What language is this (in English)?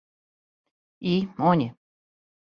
Serbian